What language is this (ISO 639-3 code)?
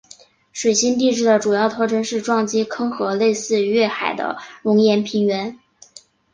zho